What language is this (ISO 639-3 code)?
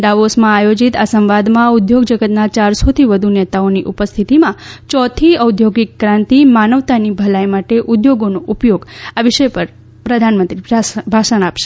guj